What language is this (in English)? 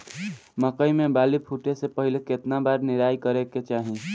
Bhojpuri